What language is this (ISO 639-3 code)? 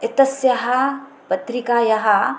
san